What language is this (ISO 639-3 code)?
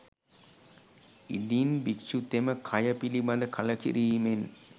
sin